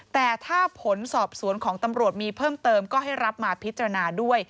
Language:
Thai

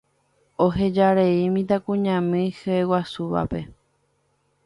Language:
Guarani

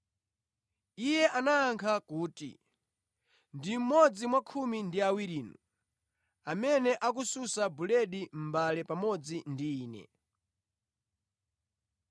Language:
Nyanja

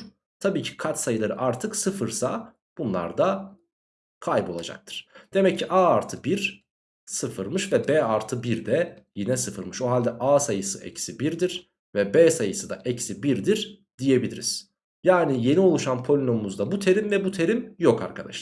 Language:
Turkish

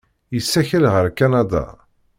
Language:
Kabyle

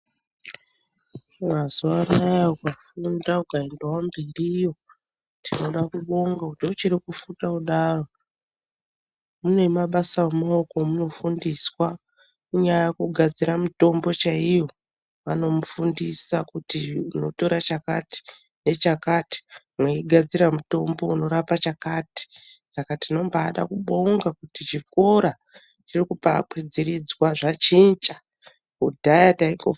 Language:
Ndau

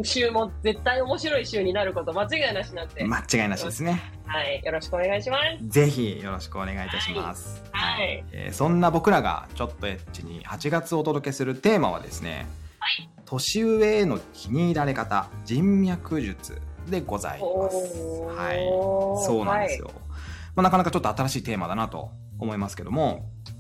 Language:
Japanese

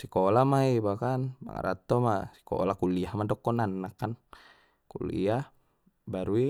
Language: Batak Mandailing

